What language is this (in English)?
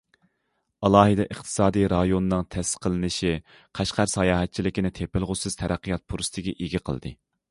Uyghur